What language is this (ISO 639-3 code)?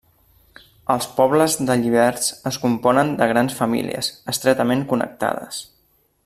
cat